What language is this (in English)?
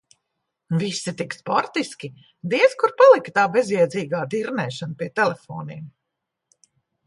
Latvian